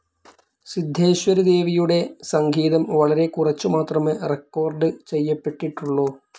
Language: Malayalam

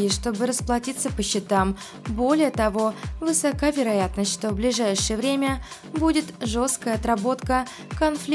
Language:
Russian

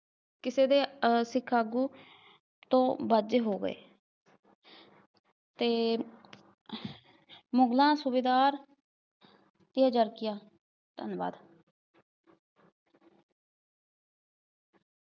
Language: Punjabi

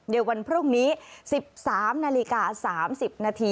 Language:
Thai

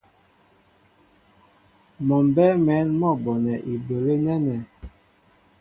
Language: Mbo (Cameroon)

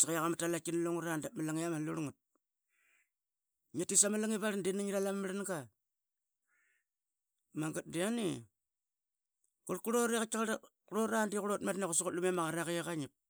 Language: Qaqet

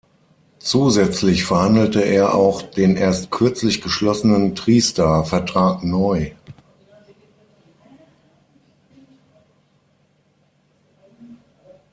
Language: German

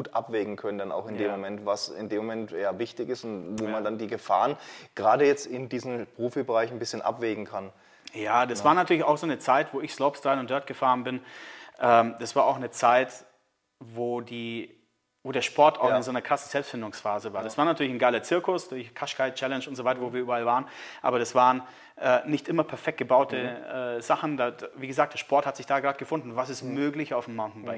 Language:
German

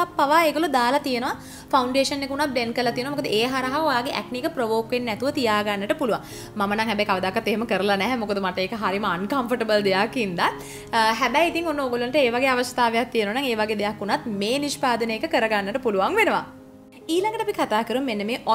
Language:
Hindi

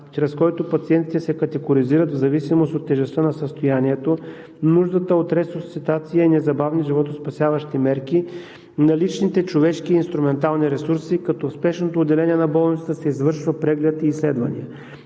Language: Bulgarian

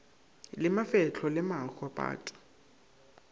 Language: Northern Sotho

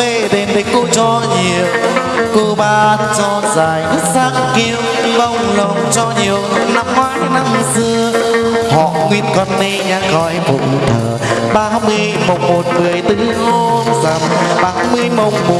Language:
Vietnamese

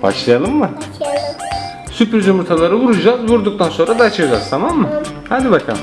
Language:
Turkish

